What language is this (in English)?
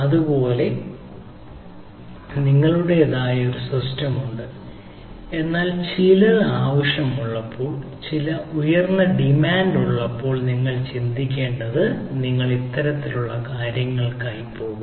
Malayalam